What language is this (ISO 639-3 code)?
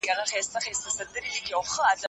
pus